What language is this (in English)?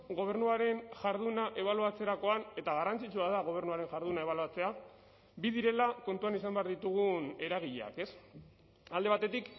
Basque